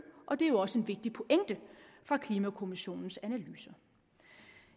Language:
Danish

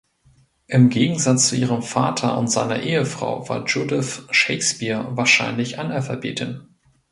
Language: German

